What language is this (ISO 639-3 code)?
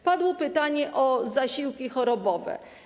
pol